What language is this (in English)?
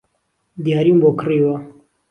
Central Kurdish